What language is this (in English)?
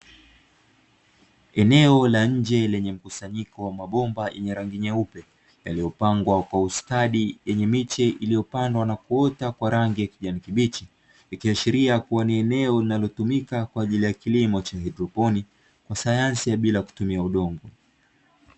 Swahili